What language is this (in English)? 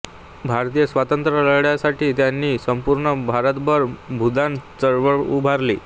Marathi